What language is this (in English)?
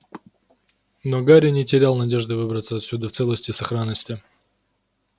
Russian